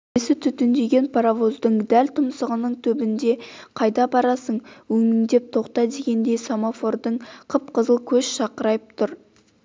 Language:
Kazakh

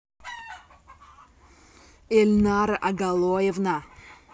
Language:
Russian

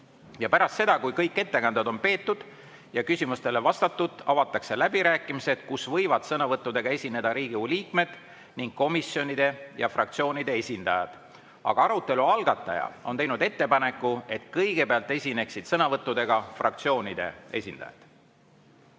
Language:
Estonian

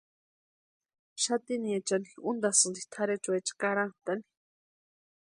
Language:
Western Highland Purepecha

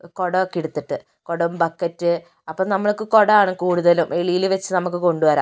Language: Malayalam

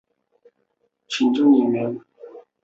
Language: Chinese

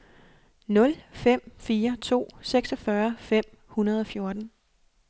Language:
Danish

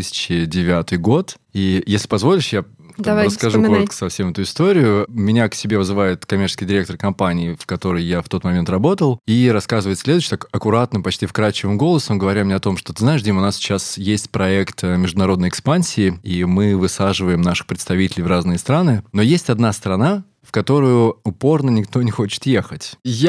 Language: Russian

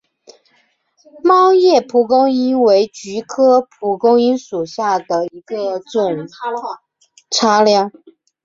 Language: Chinese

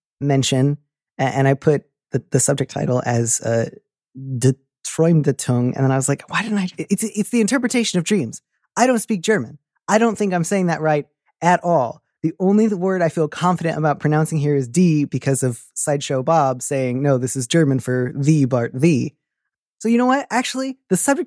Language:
English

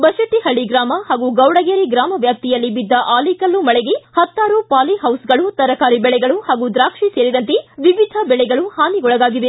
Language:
Kannada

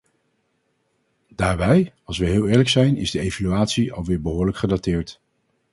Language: Dutch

